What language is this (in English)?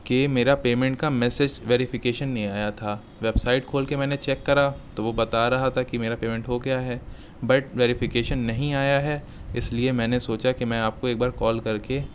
Urdu